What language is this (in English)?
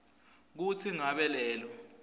Swati